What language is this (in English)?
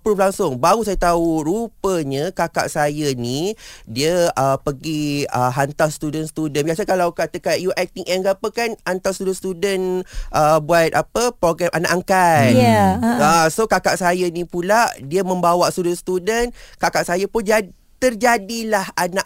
Malay